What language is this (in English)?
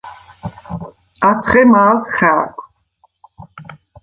Svan